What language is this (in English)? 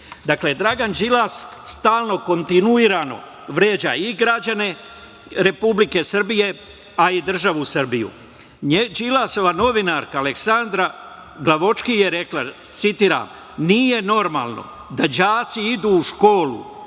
Serbian